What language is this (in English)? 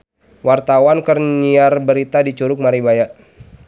Sundanese